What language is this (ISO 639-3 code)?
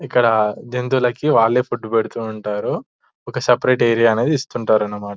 tel